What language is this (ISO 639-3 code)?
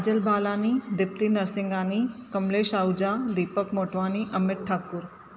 snd